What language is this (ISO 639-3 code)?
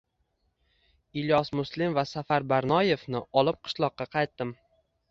uzb